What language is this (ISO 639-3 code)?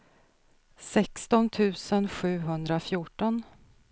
swe